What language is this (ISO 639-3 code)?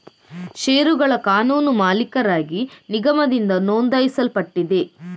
kan